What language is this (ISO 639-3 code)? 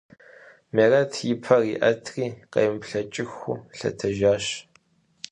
kbd